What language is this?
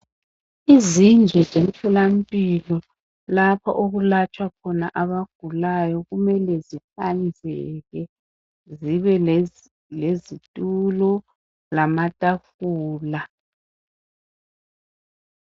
North Ndebele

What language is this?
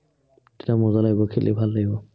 Assamese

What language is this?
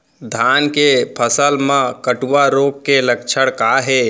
Chhattisgarhi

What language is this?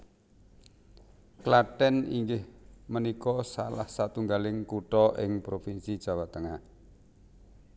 Javanese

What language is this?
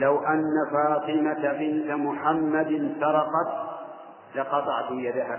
Arabic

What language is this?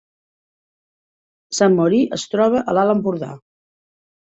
Catalan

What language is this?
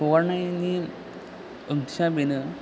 Bodo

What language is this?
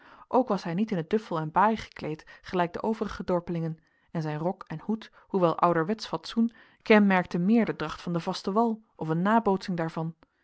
Dutch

